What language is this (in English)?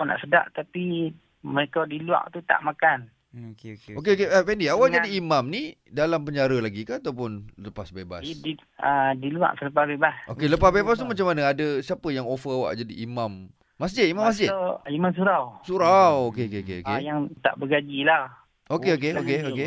Malay